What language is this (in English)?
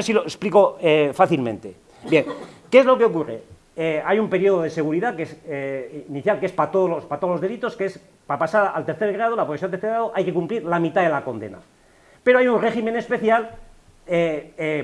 Spanish